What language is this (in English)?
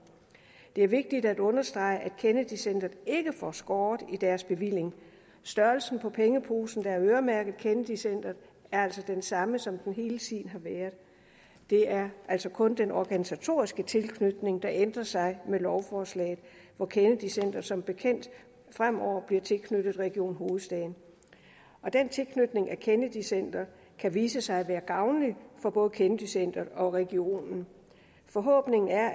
Danish